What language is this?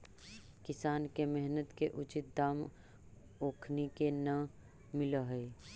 Magahi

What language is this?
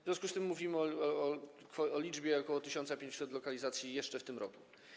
Polish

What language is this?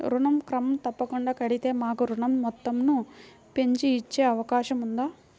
Telugu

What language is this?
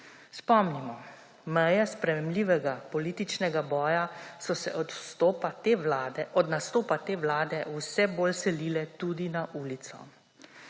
Slovenian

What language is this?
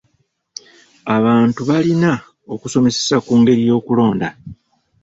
Ganda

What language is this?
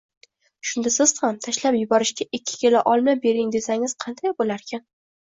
Uzbek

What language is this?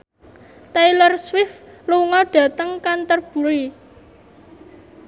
Javanese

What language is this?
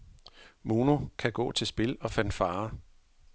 Danish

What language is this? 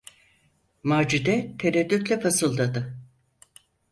Turkish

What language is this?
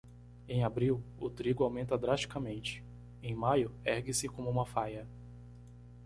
Portuguese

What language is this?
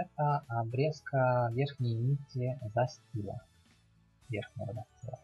Russian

